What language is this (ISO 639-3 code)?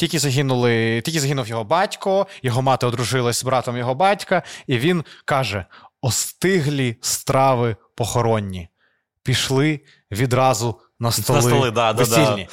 ukr